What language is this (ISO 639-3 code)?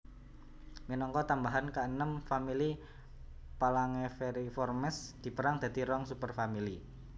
jav